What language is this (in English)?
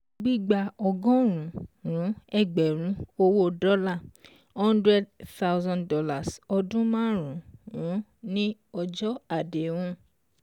Yoruba